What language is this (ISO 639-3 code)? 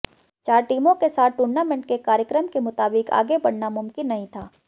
hin